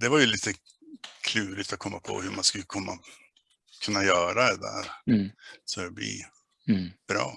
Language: Swedish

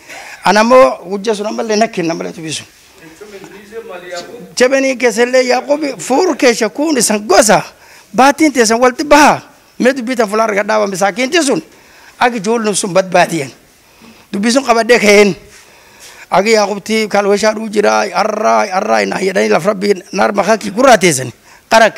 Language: Arabic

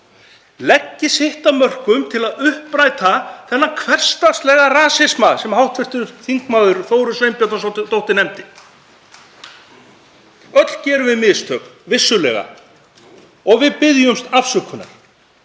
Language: Icelandic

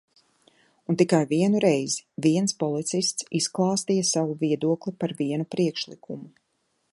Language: Latvian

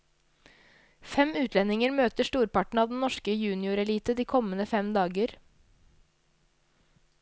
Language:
Norwegian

